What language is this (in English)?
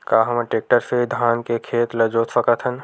Chhattisgarhi